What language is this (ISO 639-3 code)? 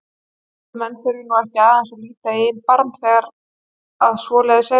isl